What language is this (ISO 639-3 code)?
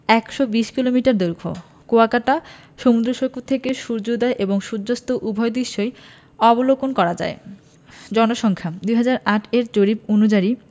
ben